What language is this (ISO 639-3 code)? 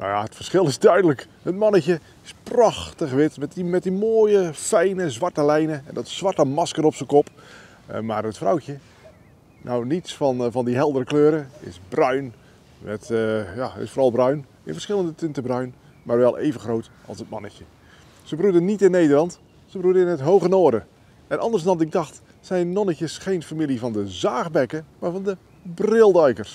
nld